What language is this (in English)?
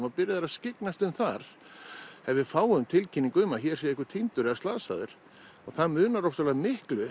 Icelandic